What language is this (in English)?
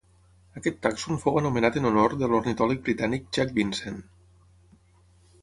Catalan